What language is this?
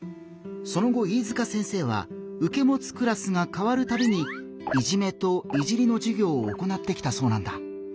Japanese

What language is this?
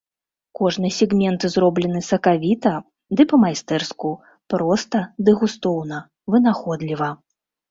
Belarusian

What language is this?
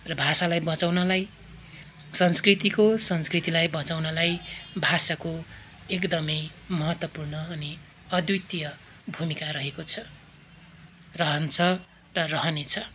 Nepali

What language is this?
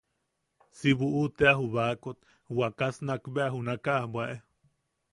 Yaqui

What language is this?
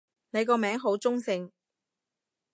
Cantonese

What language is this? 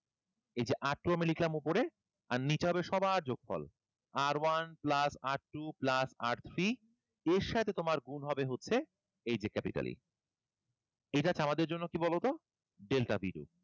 Bangla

